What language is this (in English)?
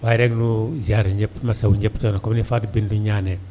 Wolof